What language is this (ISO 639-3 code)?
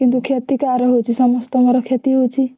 ori